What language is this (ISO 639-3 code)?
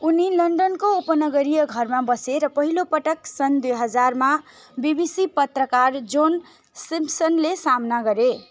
nep